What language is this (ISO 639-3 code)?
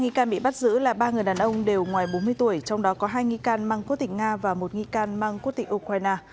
vie